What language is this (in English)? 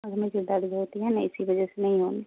Urdu